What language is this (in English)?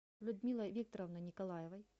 Russian